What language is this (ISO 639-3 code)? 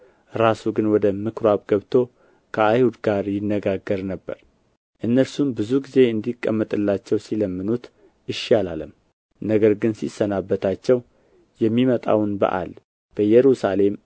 amh